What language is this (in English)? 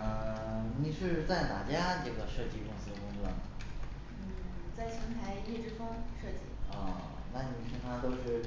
Chinese